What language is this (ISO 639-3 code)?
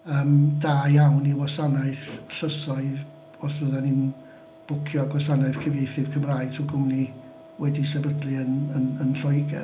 cym